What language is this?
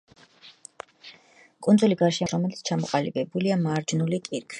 Georgian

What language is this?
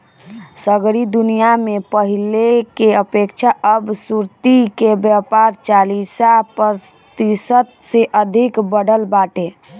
Bhojpuri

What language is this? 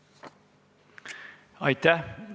Estonian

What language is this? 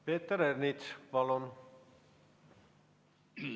Estonian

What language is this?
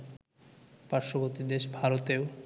Bangla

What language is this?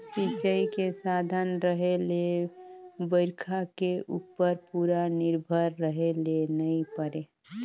Chhattisgarhi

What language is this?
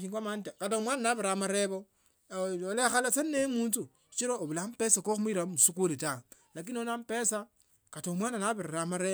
Tsotso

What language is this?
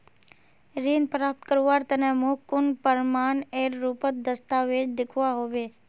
Magahi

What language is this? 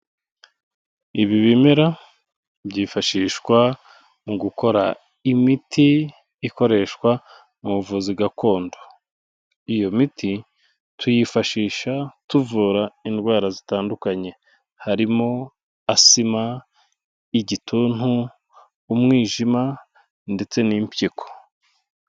Kinyarwanda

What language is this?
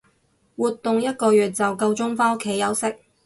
Cantonese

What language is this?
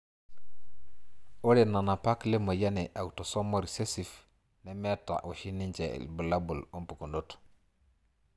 Masai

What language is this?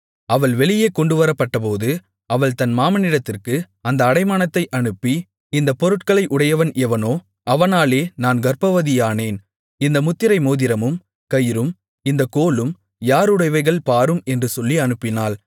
Tamil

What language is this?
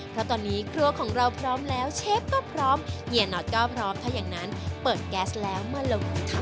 Thai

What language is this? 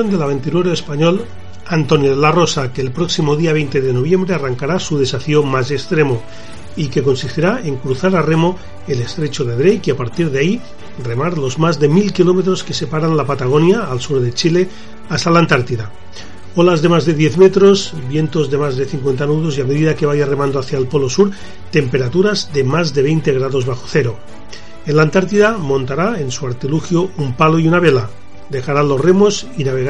Spanish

